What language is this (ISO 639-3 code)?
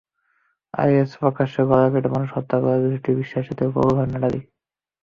ben